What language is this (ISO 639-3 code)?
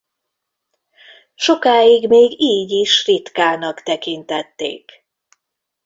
hun